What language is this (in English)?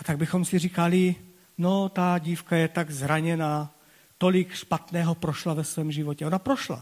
Czech